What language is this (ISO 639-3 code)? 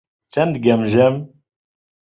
ckb